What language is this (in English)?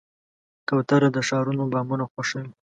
Pashto